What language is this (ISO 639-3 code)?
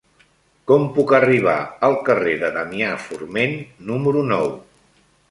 cat